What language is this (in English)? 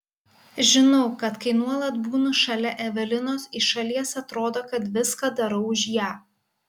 Lithuanian